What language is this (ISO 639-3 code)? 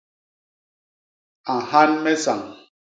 bas